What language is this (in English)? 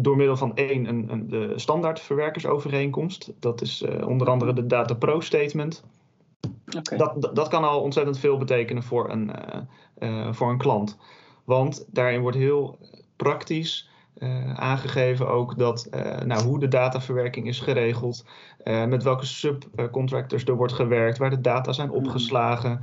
Dutch